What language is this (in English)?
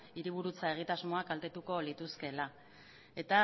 Basque